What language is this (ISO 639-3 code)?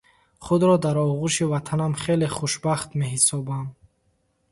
tgk